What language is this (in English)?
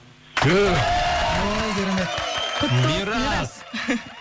Kazakh